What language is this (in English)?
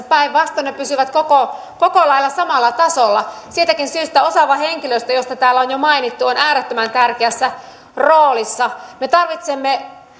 Finnish